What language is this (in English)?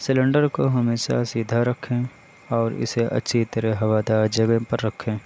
Urdu